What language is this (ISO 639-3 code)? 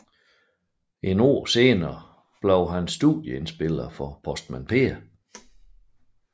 dan